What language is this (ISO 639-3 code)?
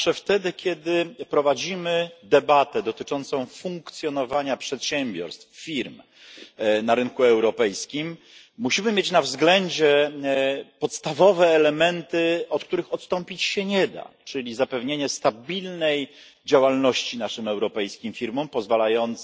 pol